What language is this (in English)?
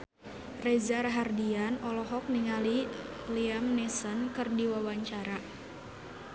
Sundanese